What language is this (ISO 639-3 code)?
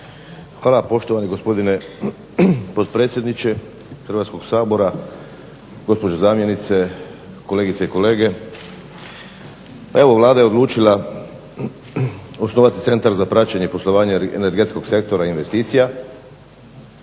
hrv